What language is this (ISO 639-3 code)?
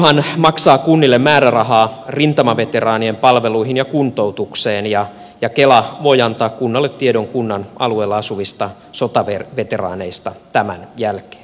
fin